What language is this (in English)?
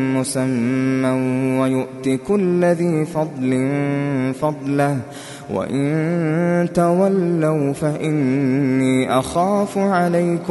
Arabic